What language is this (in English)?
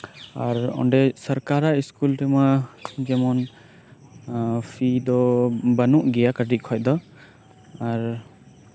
Santali